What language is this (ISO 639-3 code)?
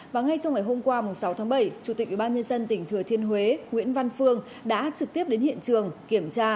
vie